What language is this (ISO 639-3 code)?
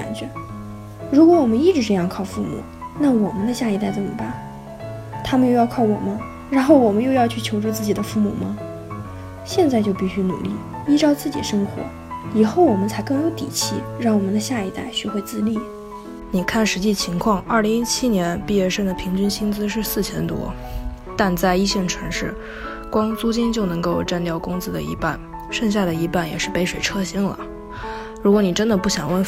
zho